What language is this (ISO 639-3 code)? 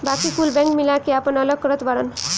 bho